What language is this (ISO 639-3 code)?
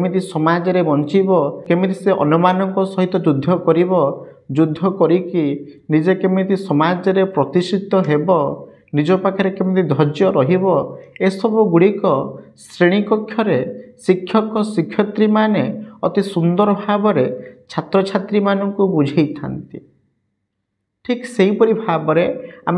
ben